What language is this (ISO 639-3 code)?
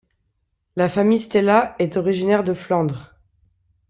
fra